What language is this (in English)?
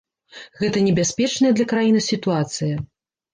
Belarusian